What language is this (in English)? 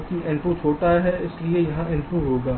Hindi